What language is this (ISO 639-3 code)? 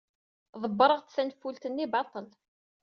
kab